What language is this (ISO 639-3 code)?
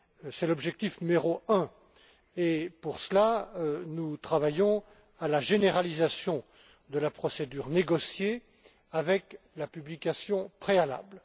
fra